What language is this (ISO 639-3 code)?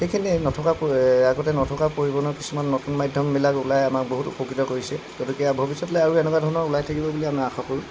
asm